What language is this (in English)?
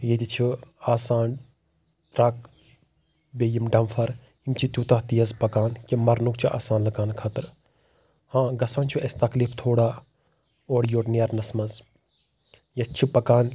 Kashmiri